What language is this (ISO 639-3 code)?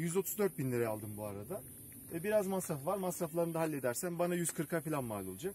tur